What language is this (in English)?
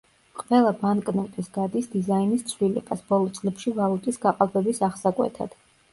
Georgian